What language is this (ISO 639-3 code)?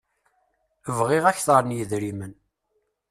kab